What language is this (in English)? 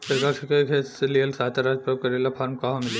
Bhojpuri